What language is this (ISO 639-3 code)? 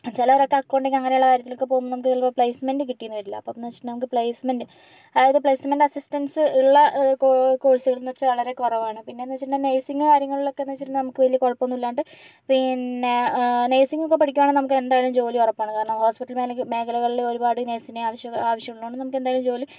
mal